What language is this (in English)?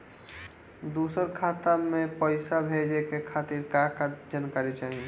Bhojpuri